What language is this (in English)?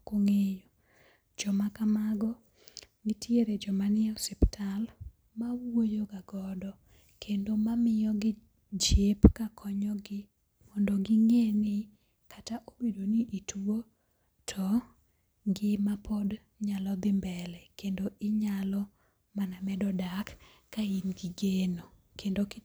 Luo (Kenya and Tanzania)